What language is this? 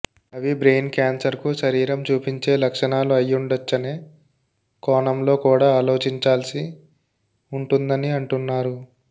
Telugu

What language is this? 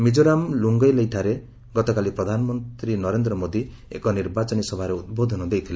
Odia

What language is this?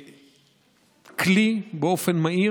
Hebrew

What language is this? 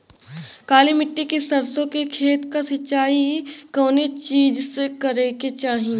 Bhojpuri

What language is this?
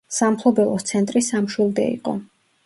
Georgian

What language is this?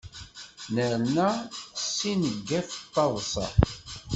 Kabyle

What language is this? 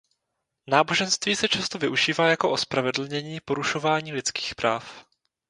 Czech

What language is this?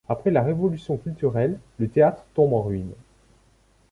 French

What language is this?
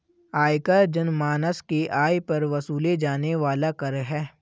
Hindi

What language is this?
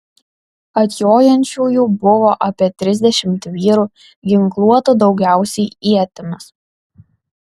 Lithuanian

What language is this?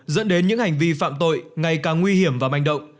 Vietnamese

